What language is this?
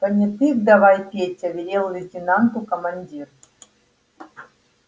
Russian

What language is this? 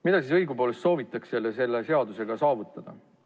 Estonian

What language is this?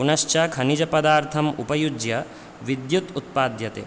Sanskrit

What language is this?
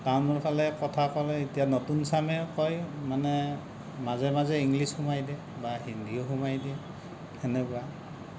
Assamese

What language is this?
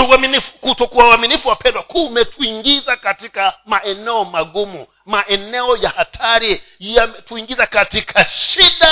Swahili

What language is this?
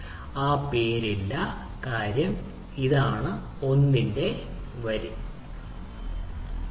Malayalam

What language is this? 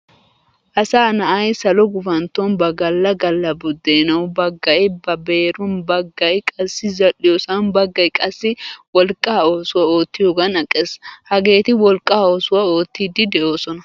Wolaytta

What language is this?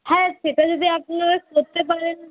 Bangla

